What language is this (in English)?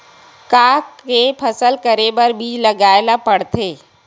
Chhattisgarhi